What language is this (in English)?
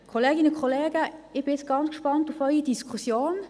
Swiss German